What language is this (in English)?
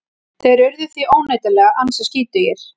Icelandic